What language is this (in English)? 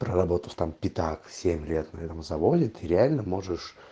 Russian